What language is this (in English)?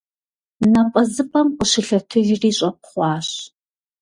Kabardian